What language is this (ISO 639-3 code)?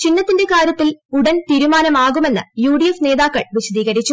mal